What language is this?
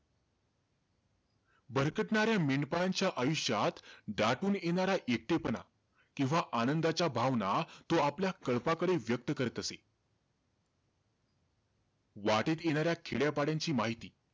Marathi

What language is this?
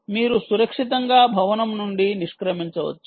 Telugu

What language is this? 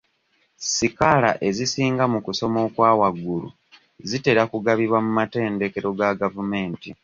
Ganda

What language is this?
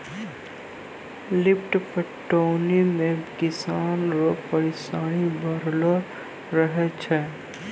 Maithili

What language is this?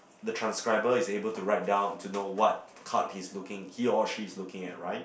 English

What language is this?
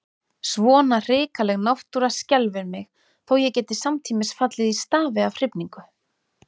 Icelandic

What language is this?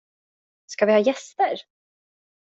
Swedish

